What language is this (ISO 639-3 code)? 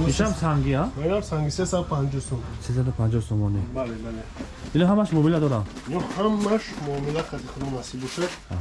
tur